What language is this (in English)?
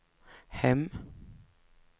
Swedish